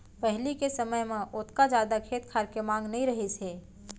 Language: Chhattisgarhi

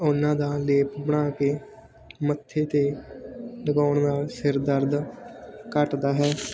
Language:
Punjabi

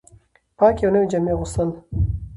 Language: Pashto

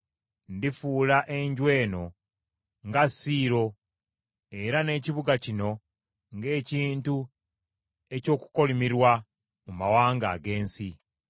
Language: Ganda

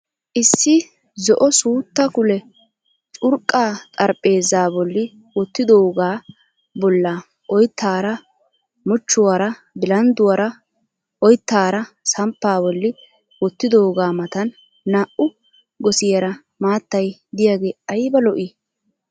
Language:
Wolaytta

